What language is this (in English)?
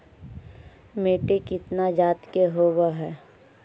Magahi